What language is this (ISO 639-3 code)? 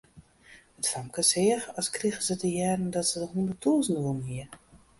fry